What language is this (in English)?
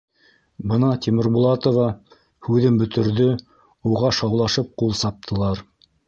Bashkir